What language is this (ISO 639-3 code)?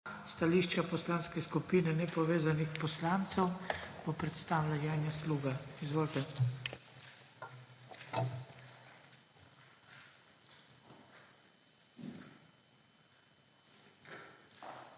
slv